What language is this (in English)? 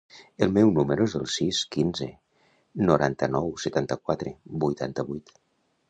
Catalan